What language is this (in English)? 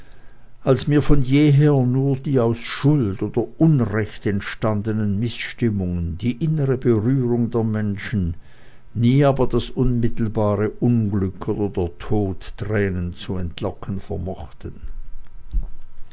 German